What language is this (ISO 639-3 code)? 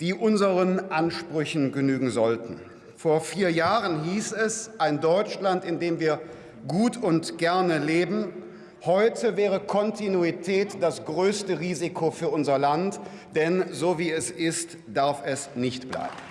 deu